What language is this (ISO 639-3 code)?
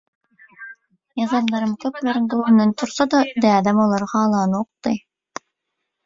tuk